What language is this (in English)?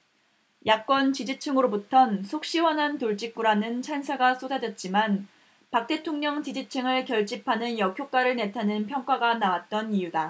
Korean